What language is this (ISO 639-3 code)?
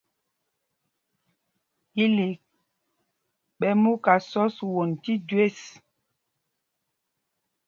mgg